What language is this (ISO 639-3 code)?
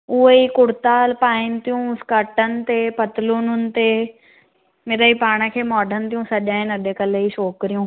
snd